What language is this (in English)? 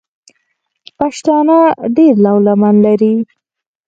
Pashto